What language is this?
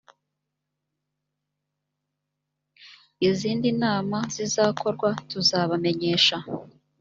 Kinyarwanda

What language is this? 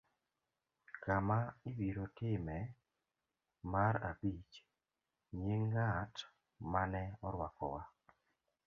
Luo (Kenya and Tanzania)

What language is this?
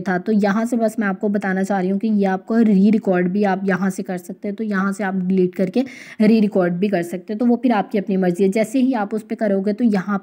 Hindi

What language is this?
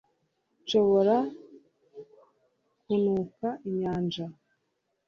Kinyarwanda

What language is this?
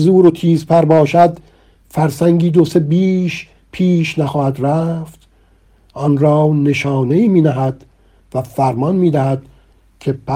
Persian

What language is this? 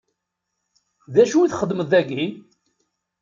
Kabyle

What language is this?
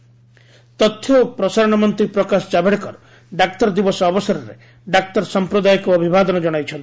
Odia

